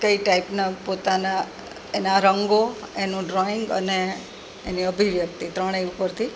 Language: Gujarati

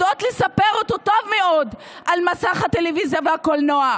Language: Hebrew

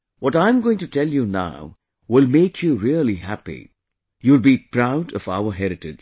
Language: English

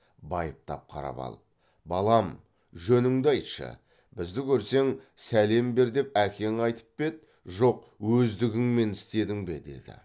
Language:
Kazakh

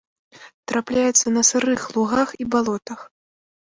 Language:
Belarusian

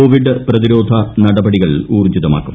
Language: Malayalam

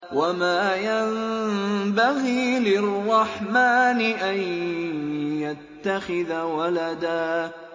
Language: Arabic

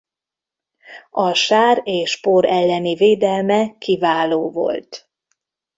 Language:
Hungarian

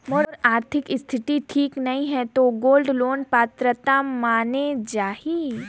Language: Chhattisgarhi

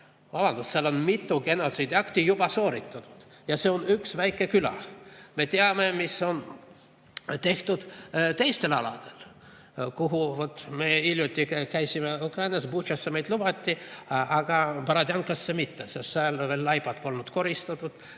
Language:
Estonian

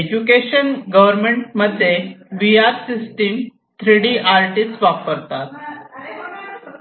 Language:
Marathi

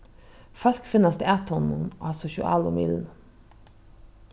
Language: Faroese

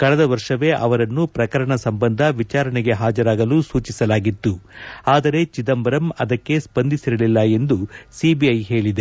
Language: Kannada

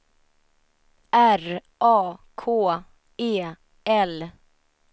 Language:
Swedish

